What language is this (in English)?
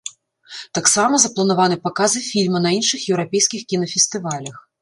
Belarusian